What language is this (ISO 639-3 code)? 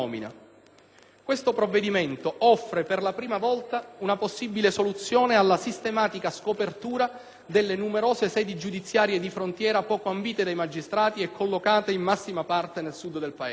ita